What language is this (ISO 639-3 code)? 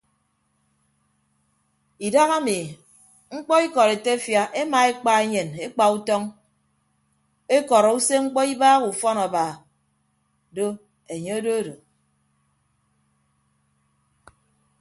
ibb